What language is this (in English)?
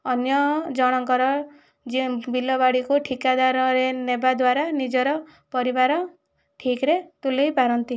Odia